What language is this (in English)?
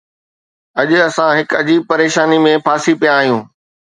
Sindhi